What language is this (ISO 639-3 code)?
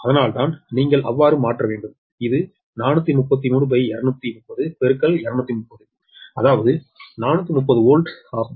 tam